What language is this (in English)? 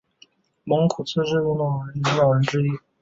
Chinese